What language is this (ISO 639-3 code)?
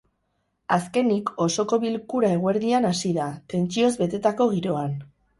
eus